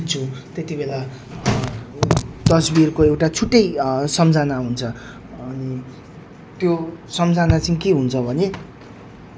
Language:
Nepali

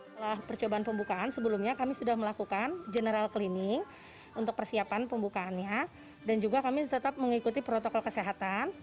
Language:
Indonesian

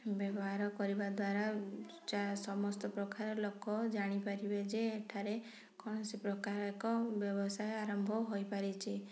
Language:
Odia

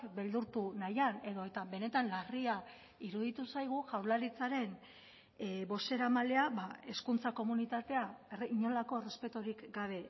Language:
Basque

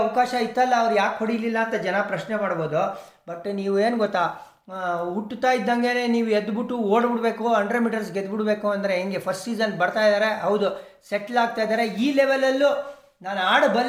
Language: Kannada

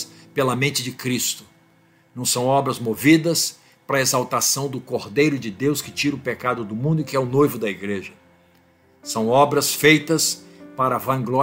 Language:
Portuguese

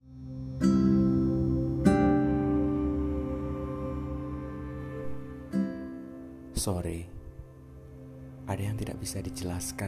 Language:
Indonesian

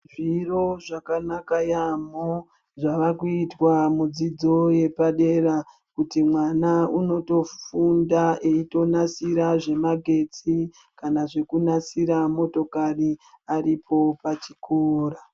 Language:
Ndau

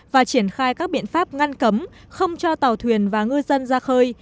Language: Vietnamese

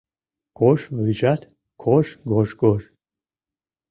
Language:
Mari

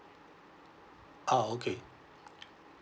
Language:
English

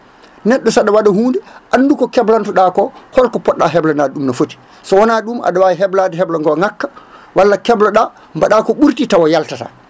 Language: Fula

